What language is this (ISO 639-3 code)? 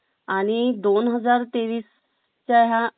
mar